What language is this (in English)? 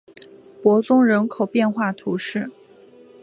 Chinese